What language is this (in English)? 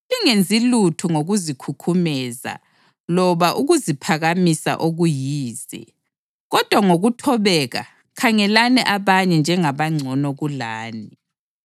North Ndebele